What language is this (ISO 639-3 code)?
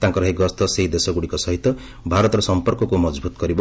ori